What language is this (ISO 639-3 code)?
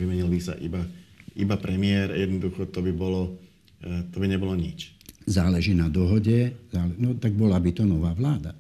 slk